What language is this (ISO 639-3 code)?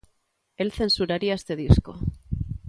glg